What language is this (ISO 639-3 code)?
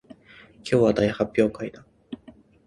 jpn